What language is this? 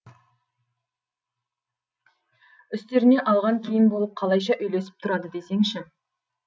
Kazakh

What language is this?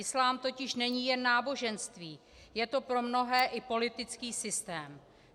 Czech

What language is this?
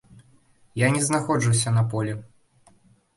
Belarusian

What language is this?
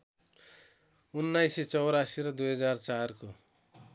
Nepali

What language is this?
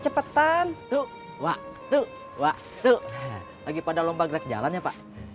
Indonesian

